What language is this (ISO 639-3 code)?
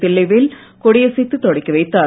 tam